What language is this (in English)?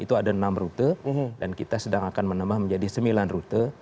Indonesian